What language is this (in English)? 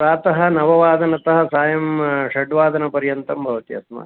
Sanskrit